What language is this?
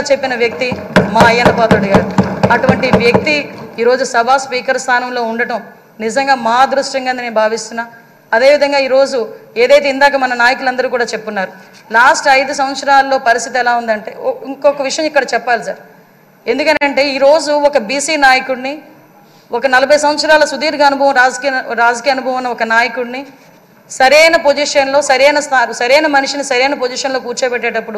Telugu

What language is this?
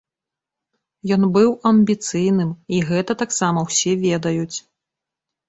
Belarusian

